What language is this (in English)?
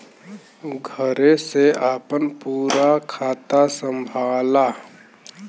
Bhojpuri